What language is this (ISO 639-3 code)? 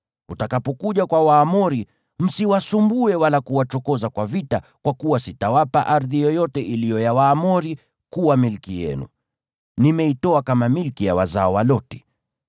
swa